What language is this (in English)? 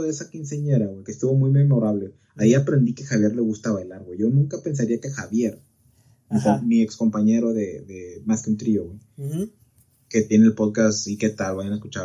Spanish